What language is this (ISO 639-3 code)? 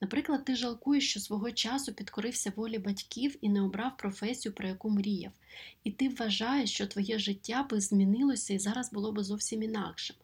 ukr